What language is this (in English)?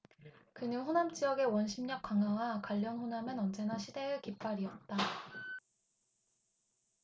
Korean